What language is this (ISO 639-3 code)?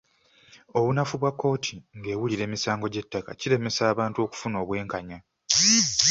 lug